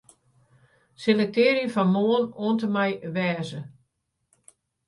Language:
Western Frisian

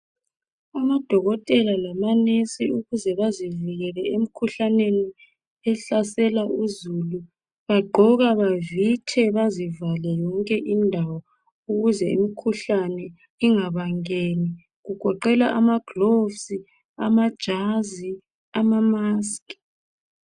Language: North Ndebele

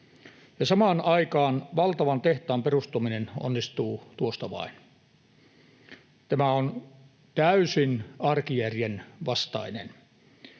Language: Finnish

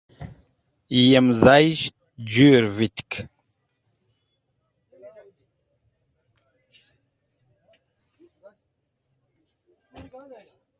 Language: Wakhi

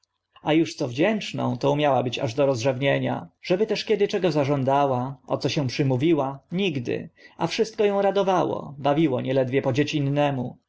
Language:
Polish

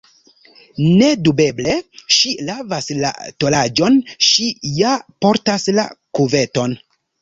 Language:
Esperanto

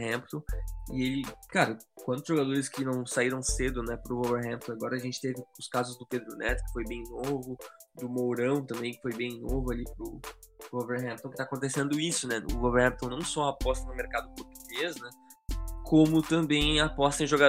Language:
Portuguese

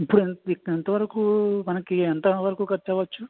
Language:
Telugu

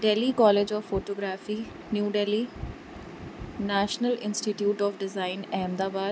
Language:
Sindhi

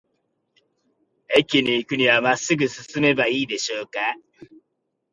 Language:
Japanese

